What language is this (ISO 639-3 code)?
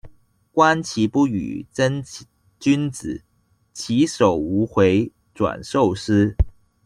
zho